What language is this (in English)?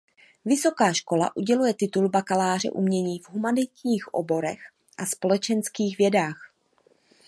Czech